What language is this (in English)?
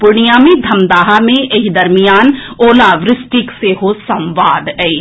Maithili